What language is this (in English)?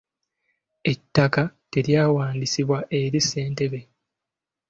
Ganda